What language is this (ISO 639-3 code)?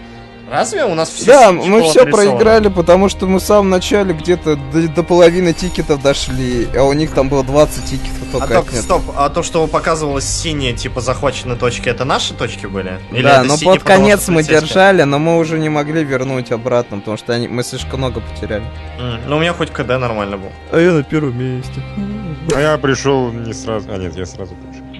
rus